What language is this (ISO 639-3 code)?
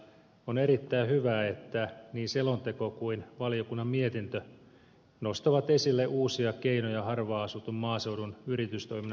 fin